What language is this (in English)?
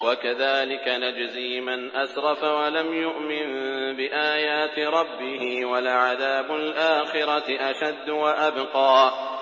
Arabic